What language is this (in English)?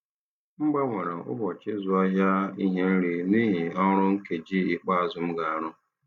Igbo